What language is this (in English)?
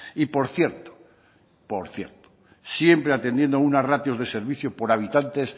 Spanish